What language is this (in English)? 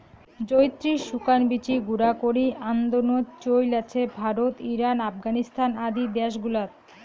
Bangla